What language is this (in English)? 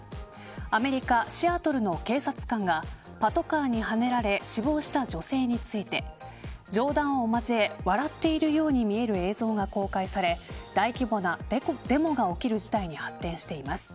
Japanese